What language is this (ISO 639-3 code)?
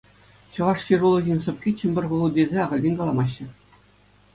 chv